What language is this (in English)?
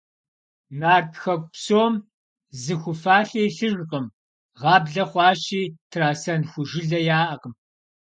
Kabardian